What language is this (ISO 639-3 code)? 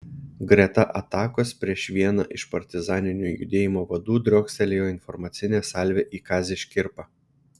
lit